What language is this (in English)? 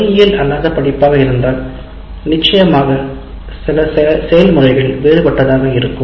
Tamil